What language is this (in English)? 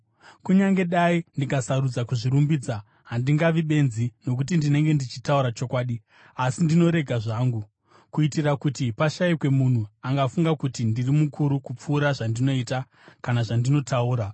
Shona